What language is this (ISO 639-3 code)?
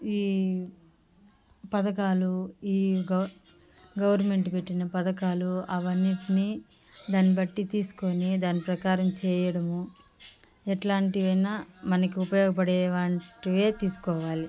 tel